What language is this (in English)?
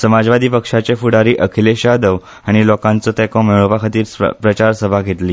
Konkani